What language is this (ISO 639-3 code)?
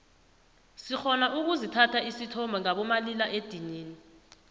nbl